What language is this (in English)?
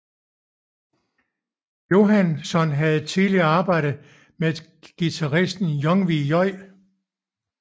Danish